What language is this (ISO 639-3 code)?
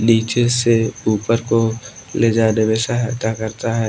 hin